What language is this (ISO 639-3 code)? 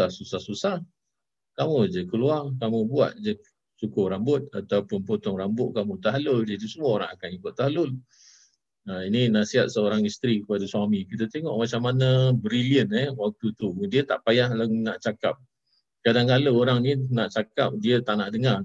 msa